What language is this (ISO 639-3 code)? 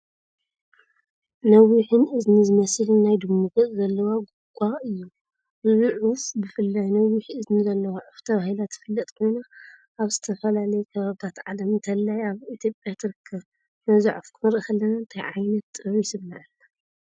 tir